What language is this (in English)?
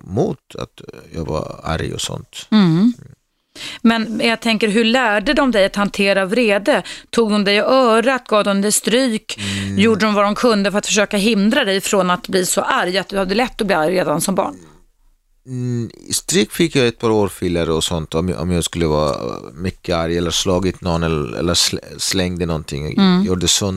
Swedish